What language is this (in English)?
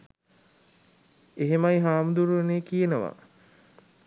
Sinhala